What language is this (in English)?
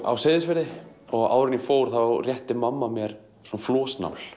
Icelandic